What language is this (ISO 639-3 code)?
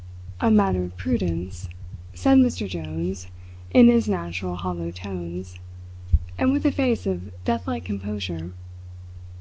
eng